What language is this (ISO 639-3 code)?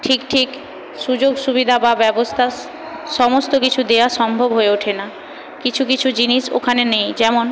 ben